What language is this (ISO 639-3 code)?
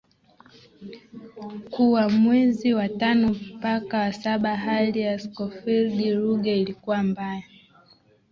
swa